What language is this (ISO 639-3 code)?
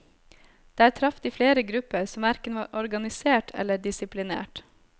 nor